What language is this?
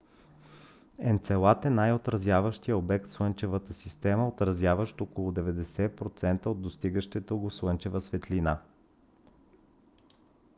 Bulgarian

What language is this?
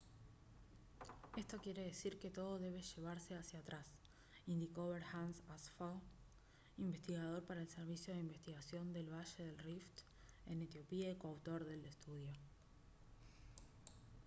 Spanish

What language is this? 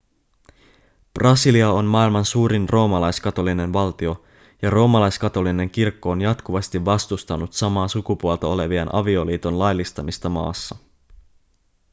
Finnish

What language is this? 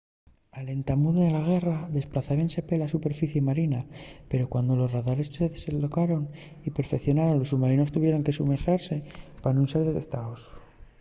Asturian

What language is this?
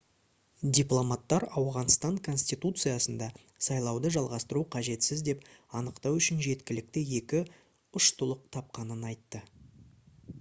Kazakh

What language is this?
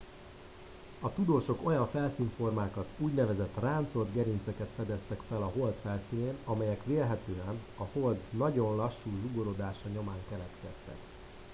Hungarian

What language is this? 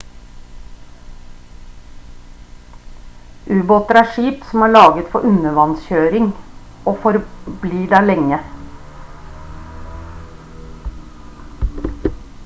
Norwegian Bokmål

